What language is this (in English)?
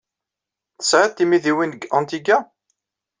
Kabyle